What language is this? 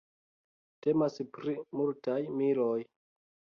Esperanto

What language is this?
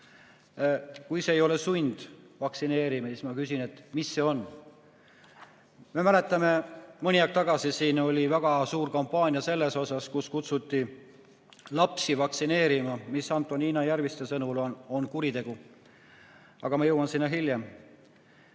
Estonian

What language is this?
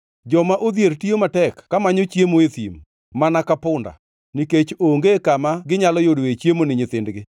Luo (Kenya and Tanzania)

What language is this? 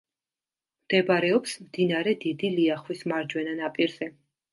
Georgian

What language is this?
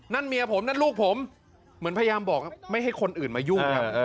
Thai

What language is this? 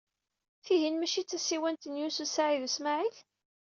Kabyle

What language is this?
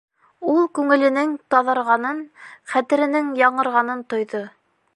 Bashkir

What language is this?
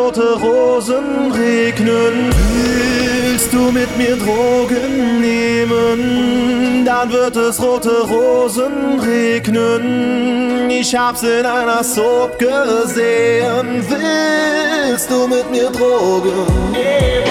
Dutch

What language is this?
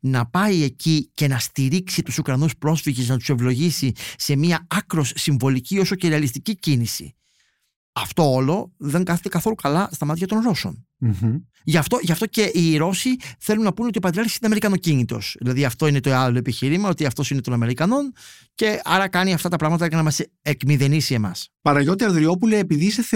Greek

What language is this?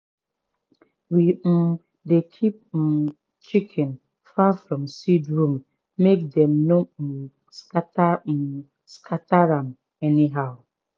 Nigerian Pidgin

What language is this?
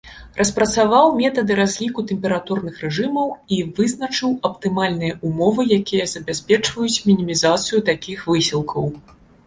Belarusian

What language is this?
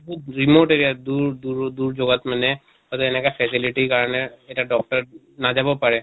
Assamese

